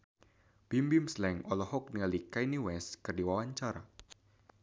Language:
Sundanese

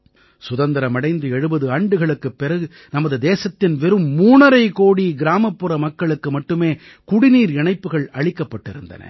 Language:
Tamil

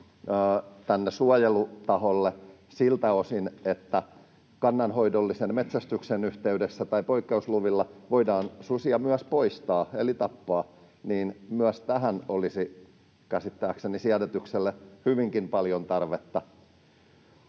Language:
Finnish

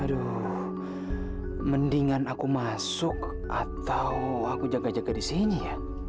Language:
Indonesian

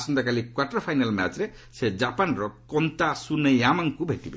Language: Odia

